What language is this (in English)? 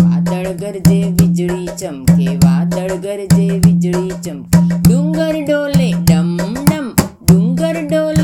Gujarati